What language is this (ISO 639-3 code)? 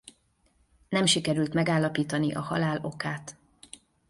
hun